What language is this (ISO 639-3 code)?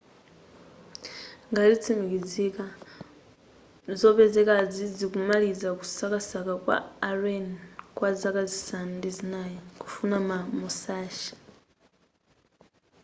nya